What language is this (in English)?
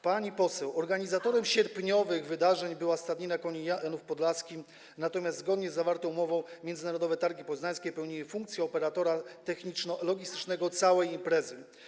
Polish